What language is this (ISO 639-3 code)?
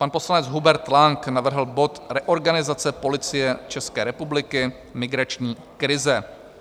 ces